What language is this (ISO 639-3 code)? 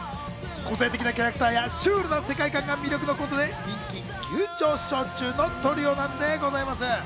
jpn